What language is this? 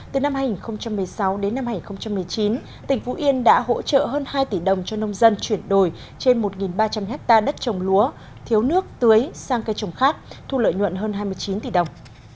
Vietnamese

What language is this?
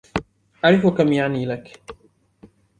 Arabic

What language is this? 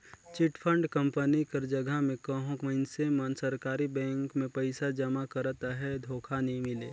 Chhattisgarhi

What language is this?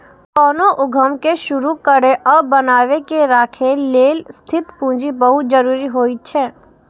Maithili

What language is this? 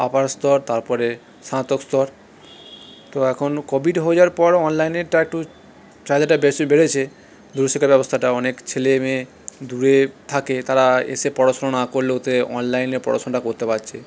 Bangla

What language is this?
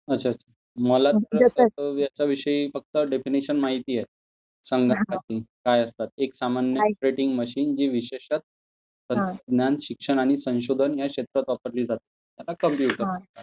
Marathi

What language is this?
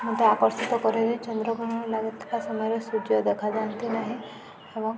Odia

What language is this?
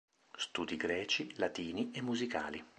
Italian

